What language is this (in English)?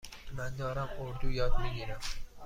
Persian